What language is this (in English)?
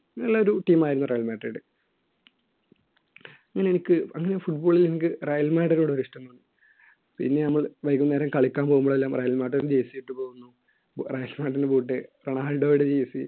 Malayalam